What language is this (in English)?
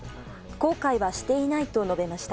Japanese